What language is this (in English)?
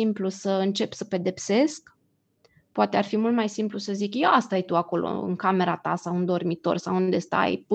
Romanian